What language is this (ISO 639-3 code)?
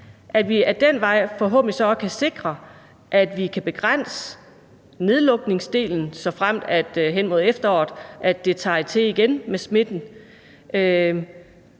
dan